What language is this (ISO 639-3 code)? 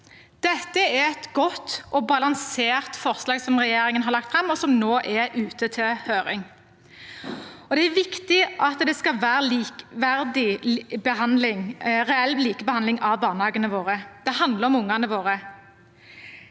nor